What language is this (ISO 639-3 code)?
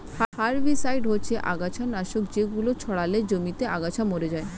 ben